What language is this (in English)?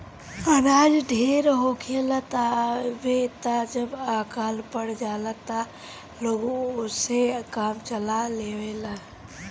Bhojpuri